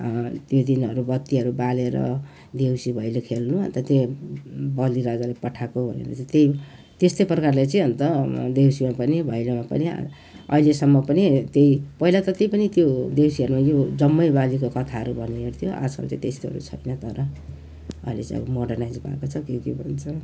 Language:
Nepali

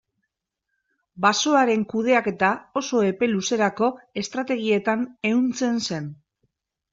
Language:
Basque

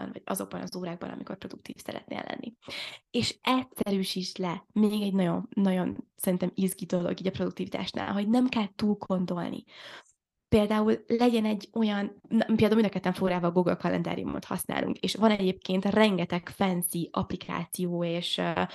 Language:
Hungarian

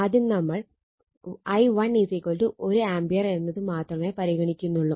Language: Malayalam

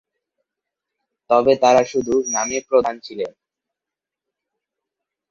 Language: Bangla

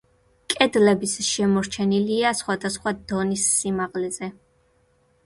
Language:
Georgian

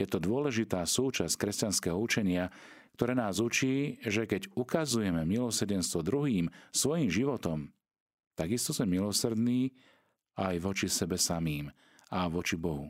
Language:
Slovak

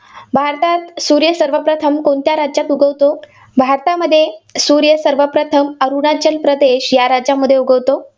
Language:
Marathi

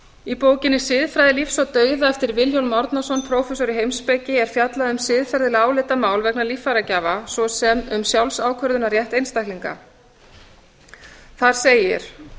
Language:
Icelandic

